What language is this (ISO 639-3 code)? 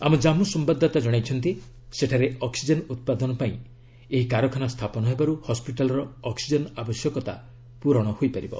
ori